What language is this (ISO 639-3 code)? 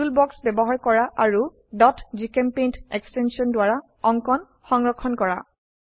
asm